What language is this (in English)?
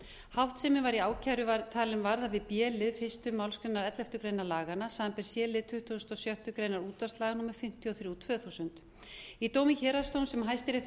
Icelandic